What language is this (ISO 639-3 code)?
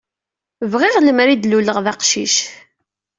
kab